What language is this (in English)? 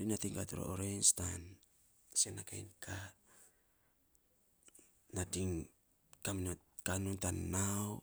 Saposa